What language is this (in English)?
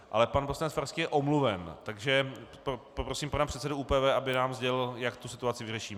Czech